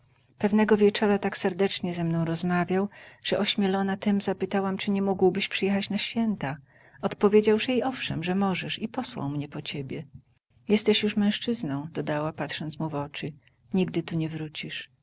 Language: Polish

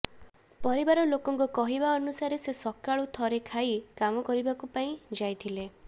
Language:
Odia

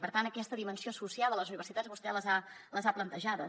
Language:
Catalan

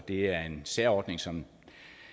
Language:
Danish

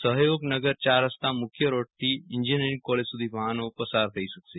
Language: Gujarati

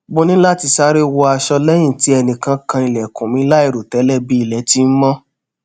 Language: Yoruba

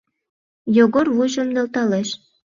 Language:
Mari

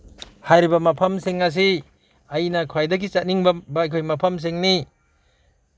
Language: Manipuri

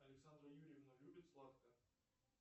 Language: Russian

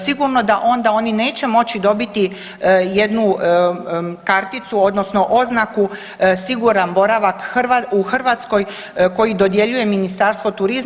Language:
Croatian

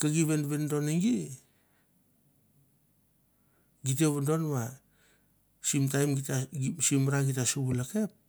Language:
Mandara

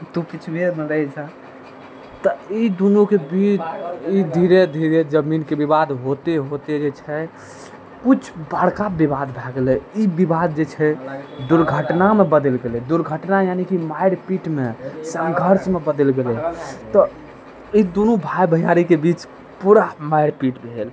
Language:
Maithili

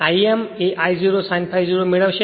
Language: Gujarati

